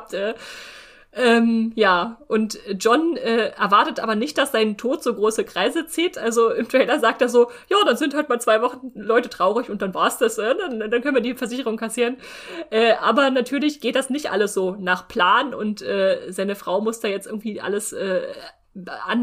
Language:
German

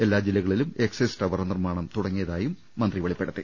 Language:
Malayalam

